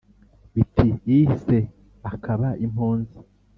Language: Kinyarwanda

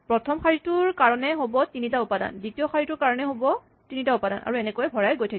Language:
Assamese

